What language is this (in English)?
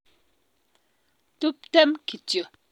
Kalenjin